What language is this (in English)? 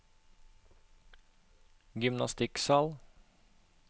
Norwegian